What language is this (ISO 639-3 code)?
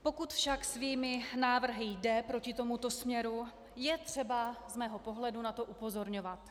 ces